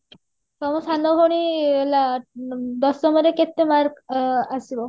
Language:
Odia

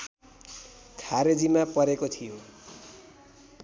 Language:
Nepali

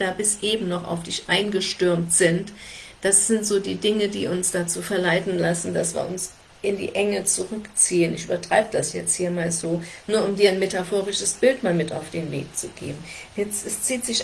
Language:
German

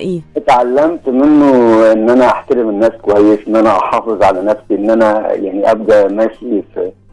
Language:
Arabic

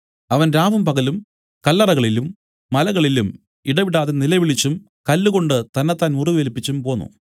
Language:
Malayalam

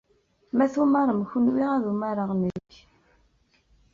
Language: Kabyle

